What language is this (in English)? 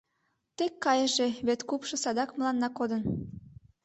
Mari